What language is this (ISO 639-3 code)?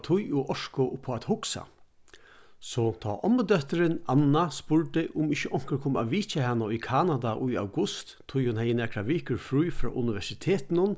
fao